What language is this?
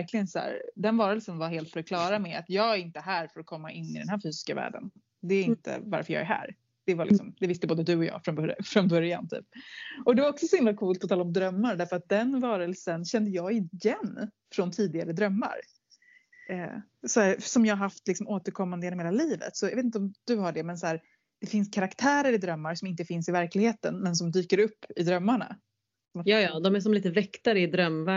Swedish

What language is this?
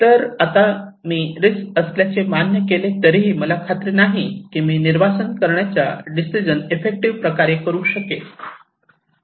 Marathi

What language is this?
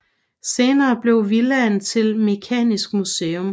Danish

